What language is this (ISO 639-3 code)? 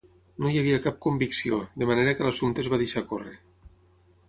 cat